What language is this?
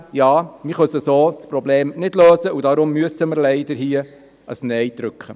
Swiss German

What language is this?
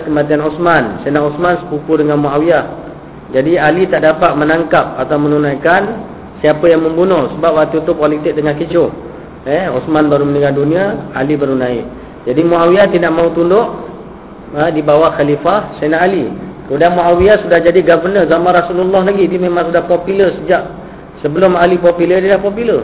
Malay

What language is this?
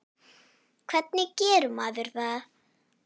Icelandic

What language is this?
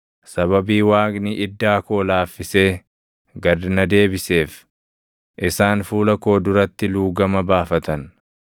Oromo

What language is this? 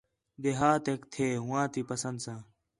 Khetrani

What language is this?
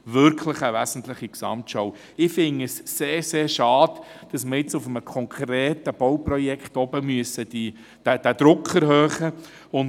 Swiss German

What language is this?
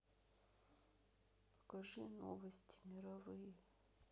Russian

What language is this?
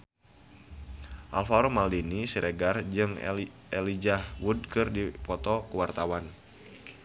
Sundanese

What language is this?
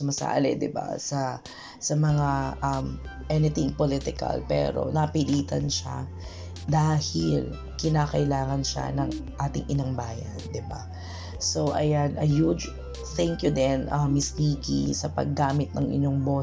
Filipino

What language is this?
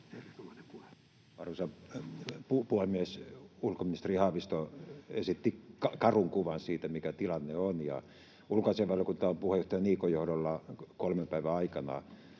Finnish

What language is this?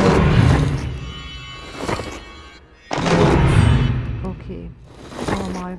German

